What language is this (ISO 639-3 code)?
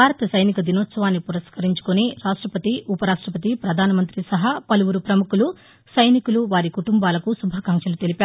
tel